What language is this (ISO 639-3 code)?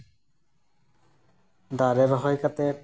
sat